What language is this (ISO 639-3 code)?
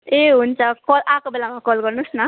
nep